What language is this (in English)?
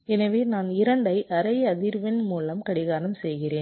Tamil